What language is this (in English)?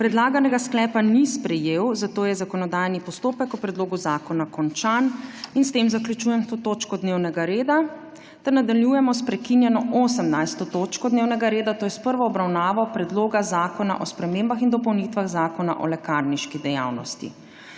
Slovenian